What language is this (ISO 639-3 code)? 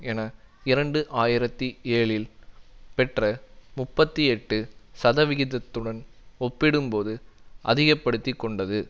tam